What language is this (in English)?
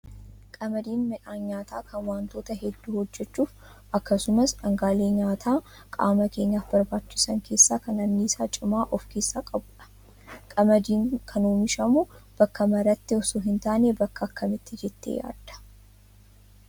Oromo